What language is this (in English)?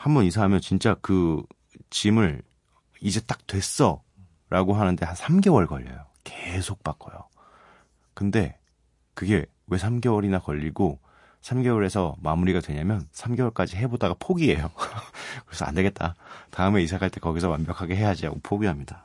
Korean